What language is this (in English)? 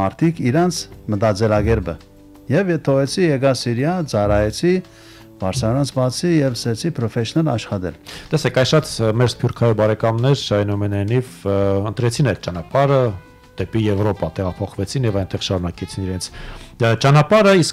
Turkish